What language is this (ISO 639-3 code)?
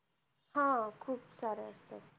mar